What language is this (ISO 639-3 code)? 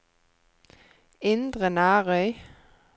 nor